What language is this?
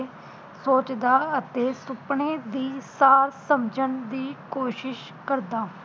Punjabi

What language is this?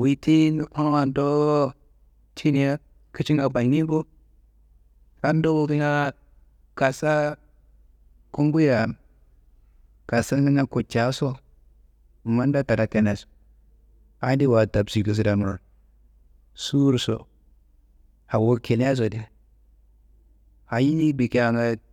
Kanembu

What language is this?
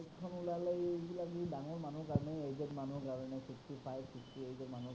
Assamese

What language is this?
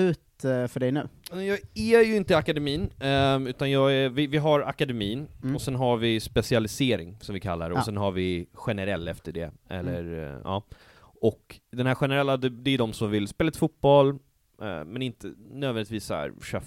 Swedish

